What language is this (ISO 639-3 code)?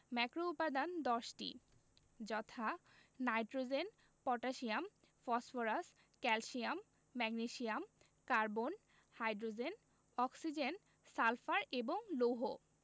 ben